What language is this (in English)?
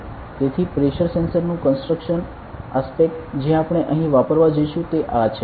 Gujarati